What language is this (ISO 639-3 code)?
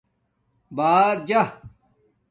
dmk